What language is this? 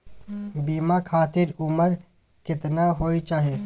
Maithili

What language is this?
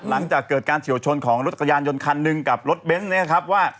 Thai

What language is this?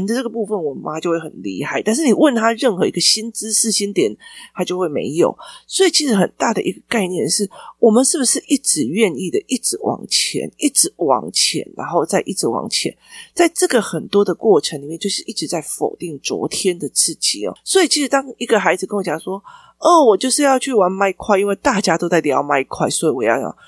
Chinese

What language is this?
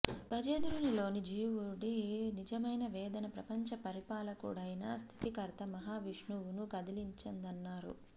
Telugu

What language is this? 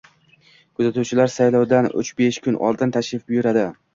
Uzbek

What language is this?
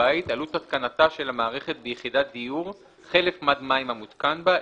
Hebrew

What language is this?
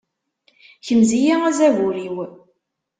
Kabyle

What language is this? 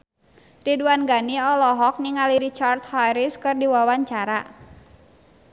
Sundanese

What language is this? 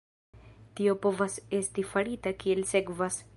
Esperanto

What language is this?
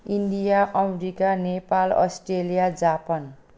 Nepali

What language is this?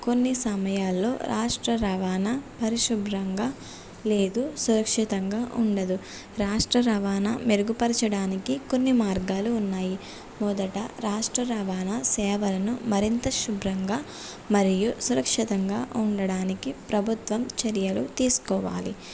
Telugu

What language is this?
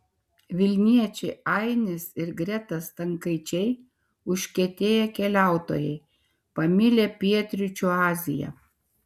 Lithuanian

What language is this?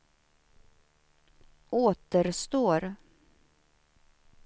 Swedish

